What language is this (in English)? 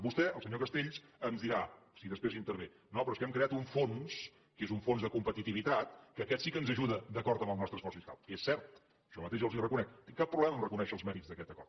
Catalan